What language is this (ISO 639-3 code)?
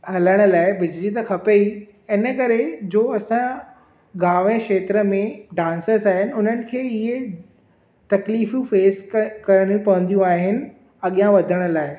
snd